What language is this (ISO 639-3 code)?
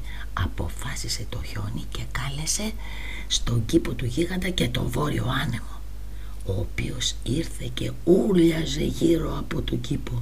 ell